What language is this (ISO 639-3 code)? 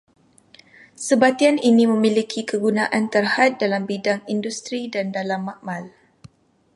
msa